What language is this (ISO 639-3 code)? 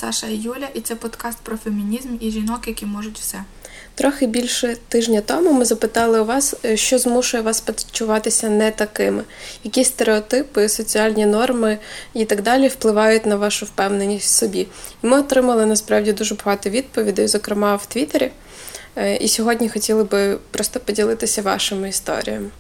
ukr